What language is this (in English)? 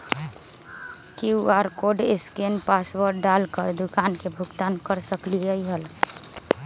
Magahi